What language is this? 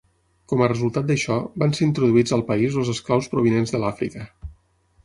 Catalan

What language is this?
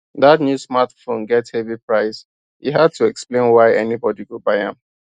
Nigerian Pidgin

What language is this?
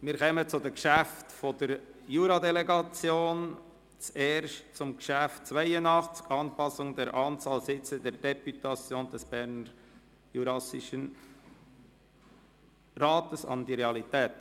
Swiss German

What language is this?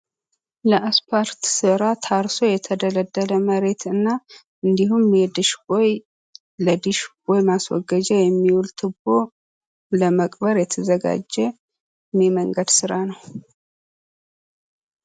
Amharic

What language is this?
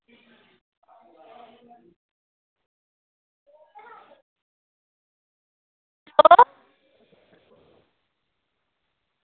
Dogri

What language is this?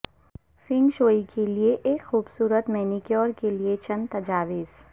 Urdu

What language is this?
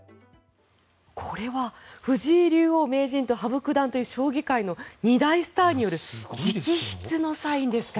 Japanese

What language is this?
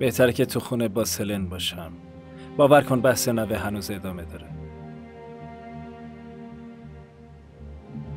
Persian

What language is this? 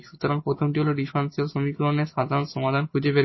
Bangla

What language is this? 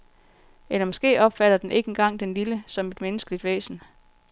Danish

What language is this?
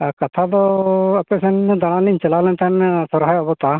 Santali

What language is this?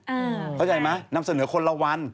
Thai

